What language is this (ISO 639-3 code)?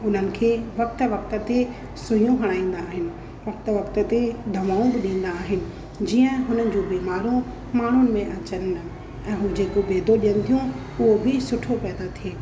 snd